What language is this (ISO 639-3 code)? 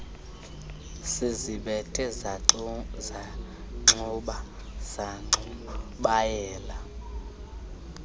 xho